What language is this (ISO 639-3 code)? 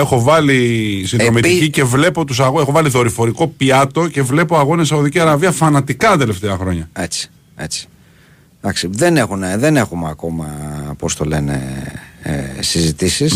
ell